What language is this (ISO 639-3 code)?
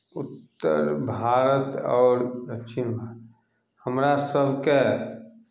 mai